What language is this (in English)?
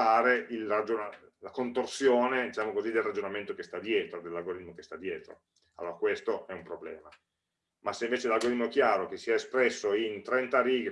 Italian